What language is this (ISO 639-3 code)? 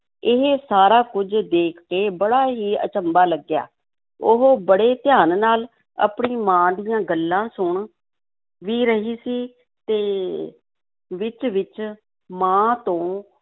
pan